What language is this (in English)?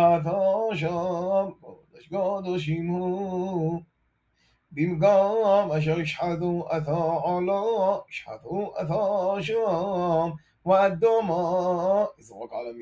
Hebrew